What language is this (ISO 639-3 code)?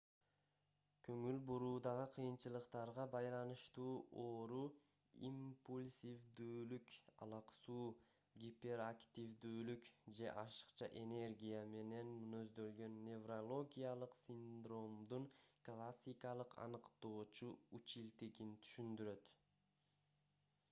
kir